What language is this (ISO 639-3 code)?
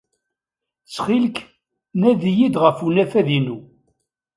kab